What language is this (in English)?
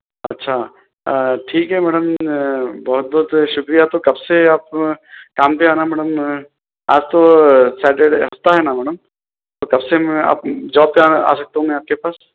Urdu